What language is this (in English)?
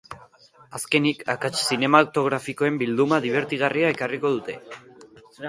Basque